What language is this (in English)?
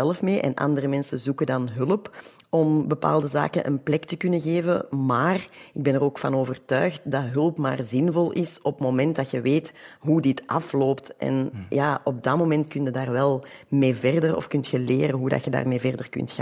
Dutch